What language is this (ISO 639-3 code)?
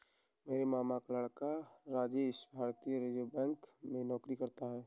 hin